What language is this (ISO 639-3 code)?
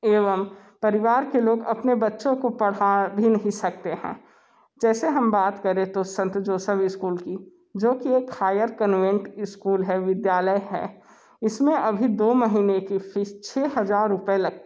hin